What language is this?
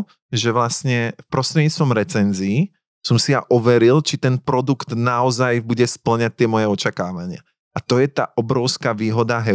Slovak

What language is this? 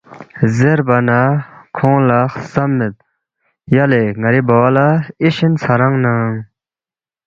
Balti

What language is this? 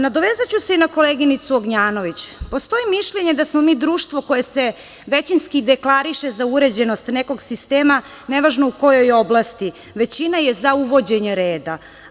Serbian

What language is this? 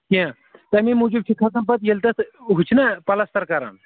Kashmiri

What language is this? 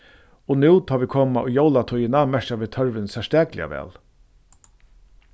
Faroese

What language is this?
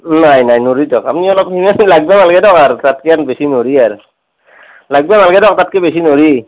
Assamese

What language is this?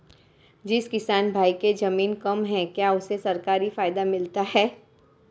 Hindi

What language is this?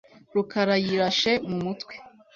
Kinyarwanda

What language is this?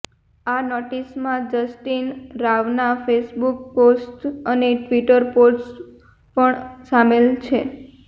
Gujarati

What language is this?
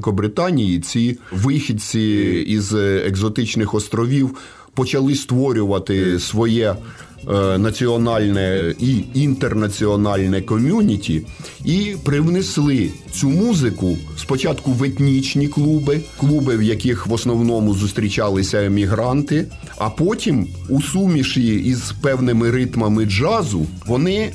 Ukrainian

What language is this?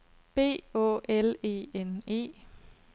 Danish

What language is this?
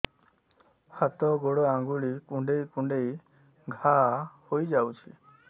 Odia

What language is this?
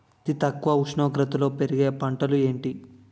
Telugu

